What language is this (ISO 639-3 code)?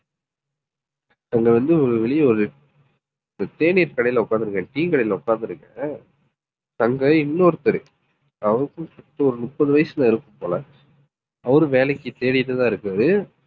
tam